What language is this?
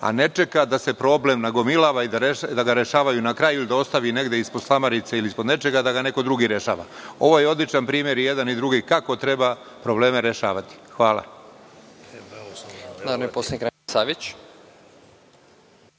Serbian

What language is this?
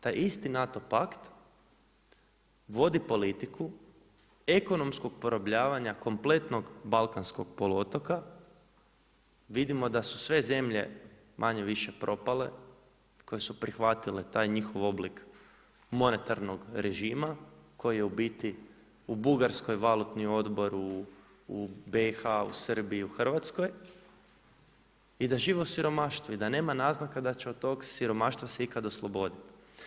Croatian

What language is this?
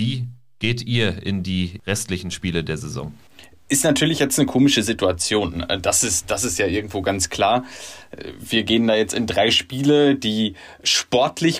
German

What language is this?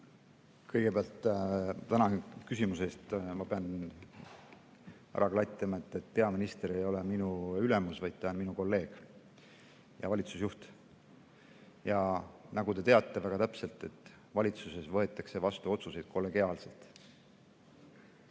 Estonian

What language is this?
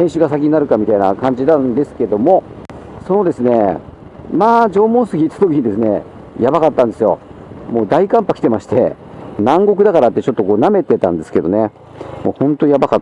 Japanese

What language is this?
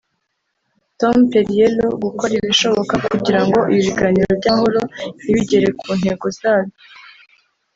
Kinyarwanda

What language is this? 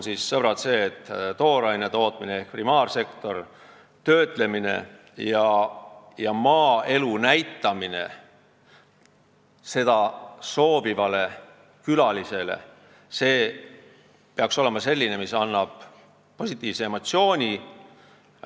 Estonian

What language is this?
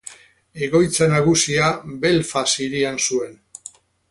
Basque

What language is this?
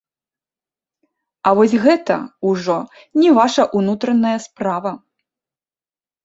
Belarusian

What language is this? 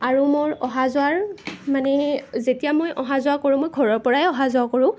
Assamese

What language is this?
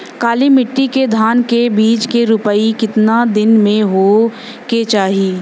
Bhojpuri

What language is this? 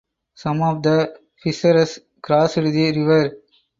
English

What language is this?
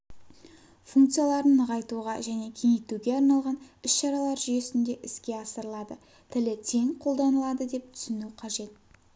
Kazakh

